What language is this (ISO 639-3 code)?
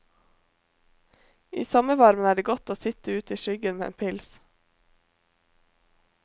nor